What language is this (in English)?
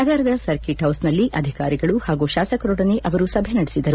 Kannada